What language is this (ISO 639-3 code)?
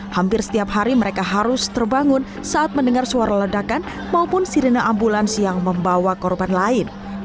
ind